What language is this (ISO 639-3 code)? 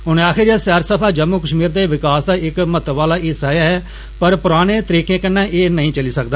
doi